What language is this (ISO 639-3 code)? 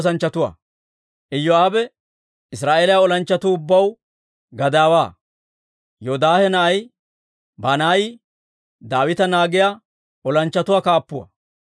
dwr